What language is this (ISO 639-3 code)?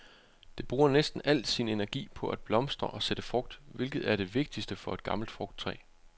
dan